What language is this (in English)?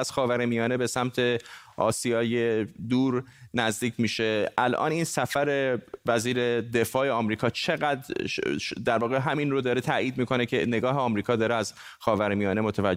Persian